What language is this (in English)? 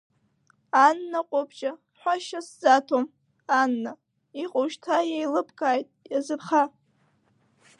Abkhazian